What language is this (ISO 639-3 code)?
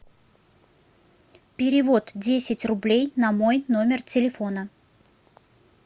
rus